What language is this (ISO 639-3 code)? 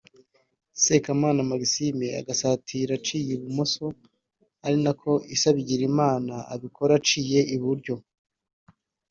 kin